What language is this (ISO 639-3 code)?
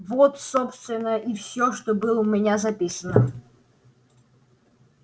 rus